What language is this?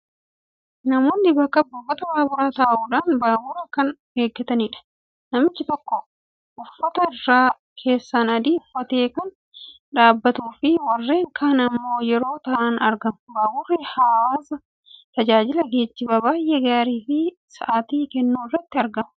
Oromo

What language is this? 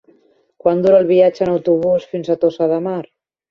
Catalan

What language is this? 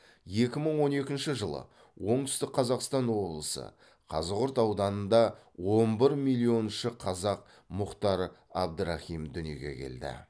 Kazakh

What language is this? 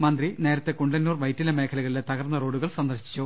Malayalam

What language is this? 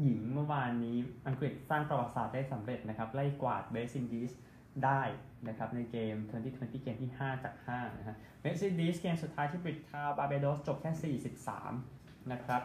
Thai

